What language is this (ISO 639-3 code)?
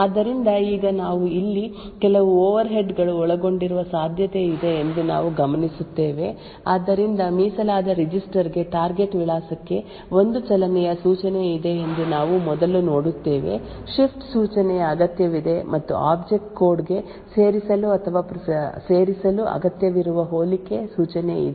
kan